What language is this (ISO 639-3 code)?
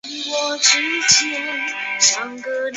zho